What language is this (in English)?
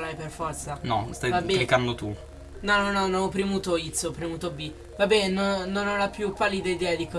Italian